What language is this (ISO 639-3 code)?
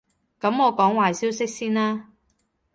yue